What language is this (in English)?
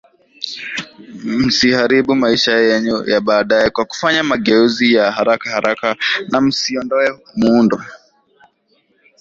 Swahili